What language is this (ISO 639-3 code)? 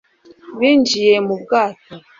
kin